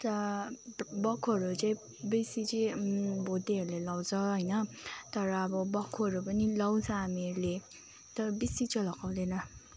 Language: Nepali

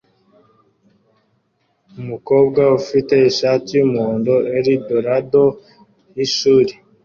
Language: Kinyarwanda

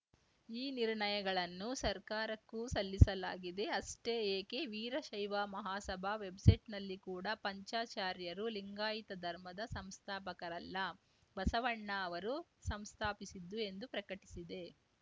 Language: Kannada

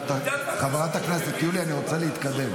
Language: Hebrew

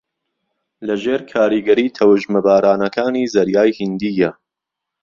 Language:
Central Kurdish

